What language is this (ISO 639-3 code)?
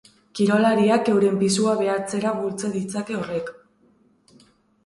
eus